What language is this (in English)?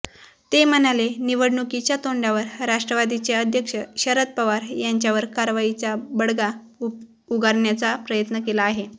Marathi